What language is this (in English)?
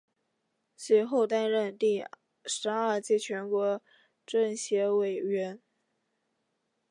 Chinese